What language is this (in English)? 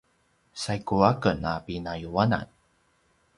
Paiwan